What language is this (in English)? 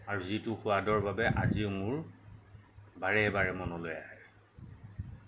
Assamese